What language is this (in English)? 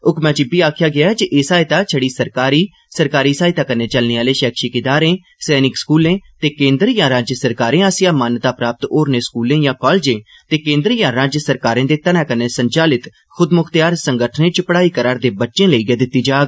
Dogri